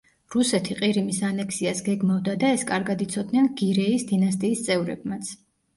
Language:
Georgian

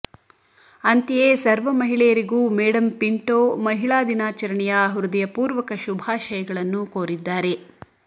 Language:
Kannada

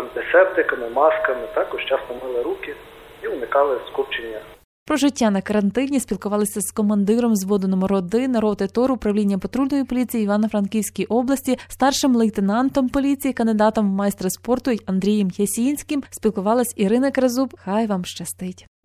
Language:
Ukrainian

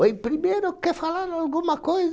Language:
Portuguese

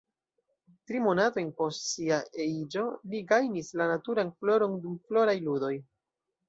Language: Esperanto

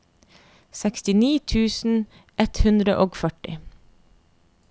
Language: Norwegian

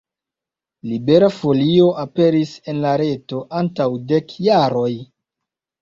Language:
Esperanto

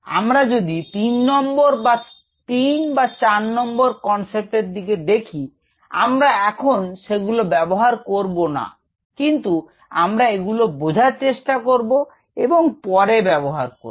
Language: Bangla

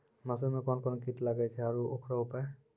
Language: Maithili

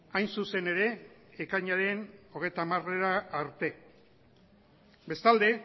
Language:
Basque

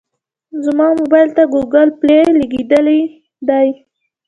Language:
Pashto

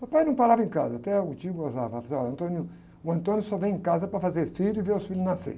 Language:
Portuguese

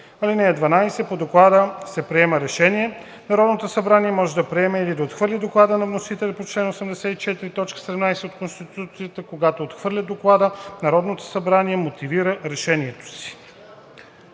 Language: Bulgarian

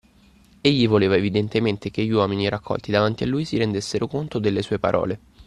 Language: Italian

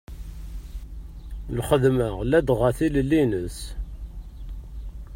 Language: Kabyle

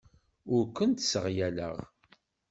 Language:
Kabyle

